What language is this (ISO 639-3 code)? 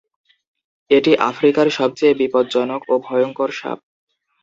ben